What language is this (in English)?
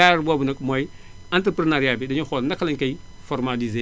Wolof